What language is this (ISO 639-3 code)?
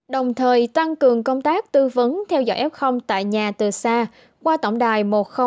vie